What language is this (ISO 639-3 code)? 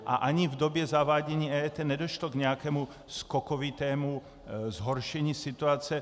ces